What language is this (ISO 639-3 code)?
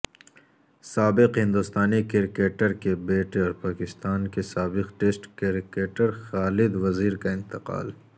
urd